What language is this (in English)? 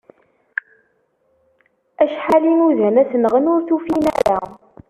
Kabyle